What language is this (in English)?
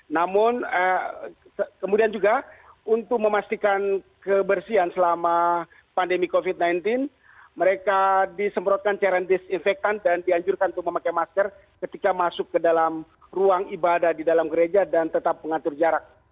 Indonesian